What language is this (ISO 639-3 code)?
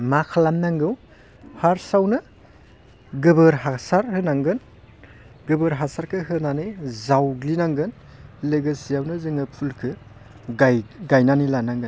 brx